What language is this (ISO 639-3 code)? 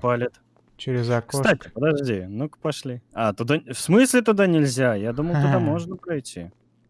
rus